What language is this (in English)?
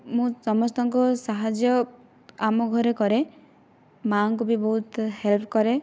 Odia